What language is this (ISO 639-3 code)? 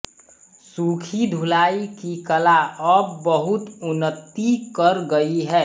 hin